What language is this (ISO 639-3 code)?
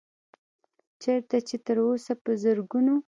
pus